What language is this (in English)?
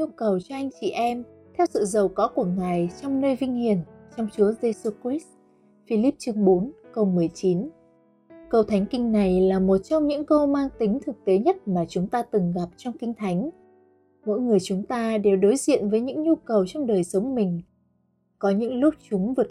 Vietnamese